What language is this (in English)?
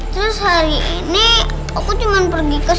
Indonesian